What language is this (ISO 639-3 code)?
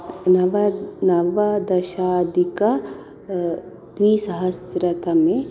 san